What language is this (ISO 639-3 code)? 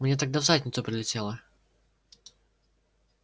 rus